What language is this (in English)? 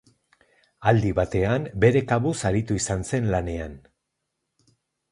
Basque